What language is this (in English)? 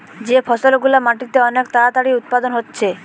Bangla